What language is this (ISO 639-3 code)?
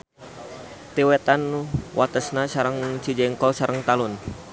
sun